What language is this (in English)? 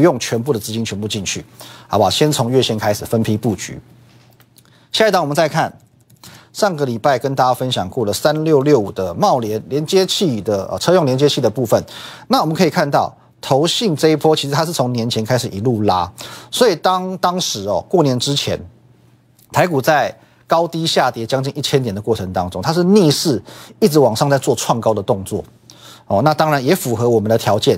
Chinese